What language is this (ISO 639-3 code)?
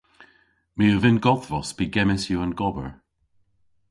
cor